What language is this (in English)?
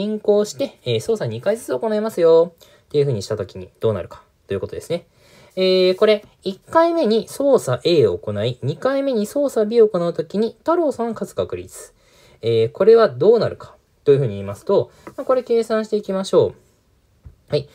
Japanese